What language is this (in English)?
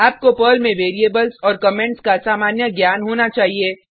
Hindi